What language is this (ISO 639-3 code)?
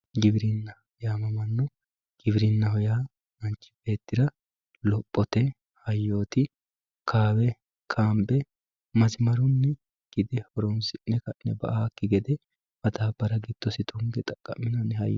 sid